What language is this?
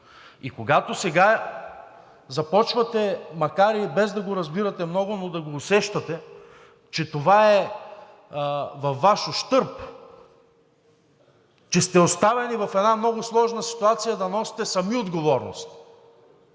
Bulgarian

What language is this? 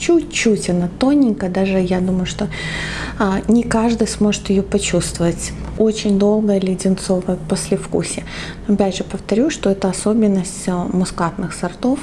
Russian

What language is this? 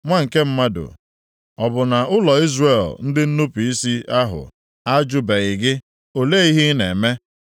Igbo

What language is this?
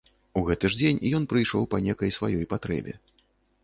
Belarusian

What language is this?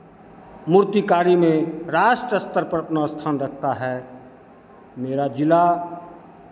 Hindi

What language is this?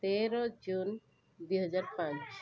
Odia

